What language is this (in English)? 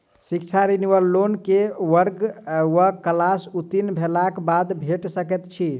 Maithili